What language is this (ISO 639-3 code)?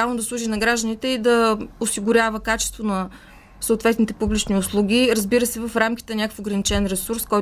bul